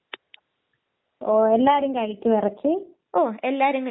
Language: Malayalam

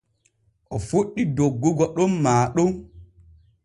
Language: Borgu Fulfulde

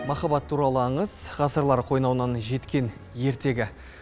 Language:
Kazakh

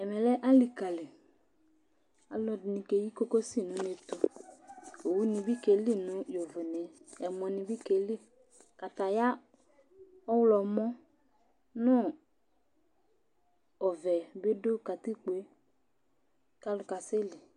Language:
Ikposo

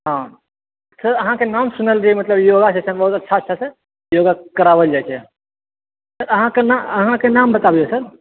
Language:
Maithili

